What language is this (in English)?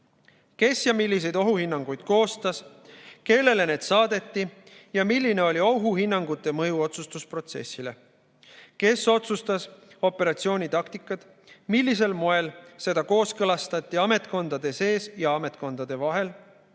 Estonian